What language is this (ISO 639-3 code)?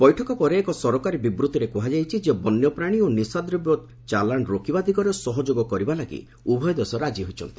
ori